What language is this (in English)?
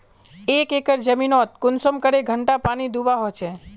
Magahi